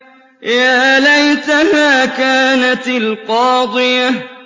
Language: Arabic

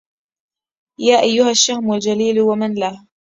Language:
Arabic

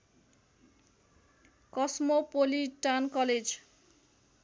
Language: Nepali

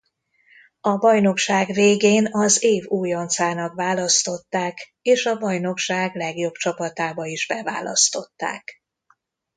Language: Hungarian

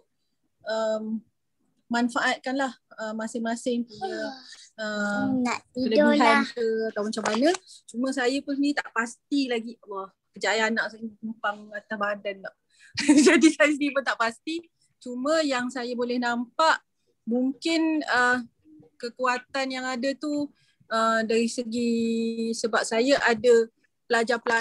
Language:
Malay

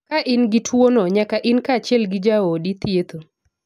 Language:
Luo (Kenya and Tanzania)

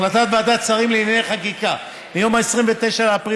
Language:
Hebrew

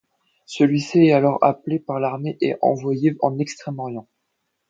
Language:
French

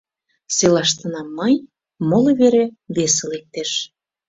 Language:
Mari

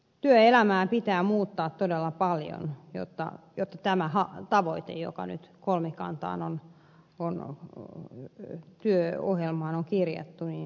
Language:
Finnish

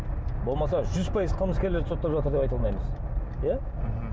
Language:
Kazakh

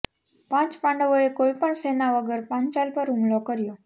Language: Gujarati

